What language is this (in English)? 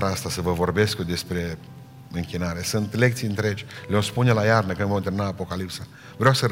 Romanian